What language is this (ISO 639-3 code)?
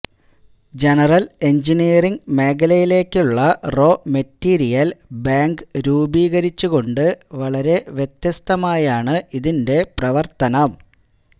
mal